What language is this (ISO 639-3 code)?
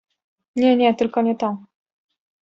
pol